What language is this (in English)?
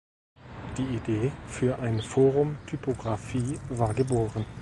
German